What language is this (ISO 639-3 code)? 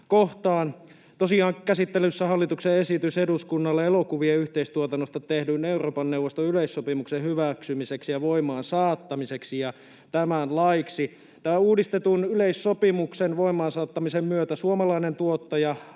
fin